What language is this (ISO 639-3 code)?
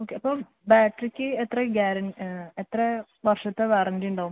mal